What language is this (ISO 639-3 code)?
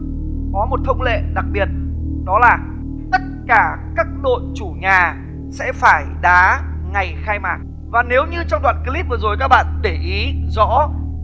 vie